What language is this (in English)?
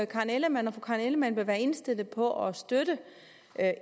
Danish